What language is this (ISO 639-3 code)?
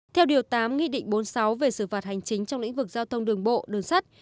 vie